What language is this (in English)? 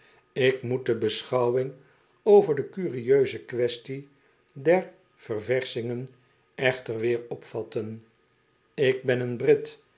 Dutch